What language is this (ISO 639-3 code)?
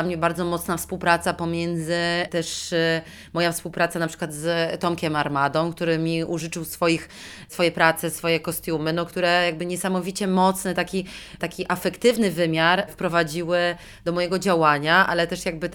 pol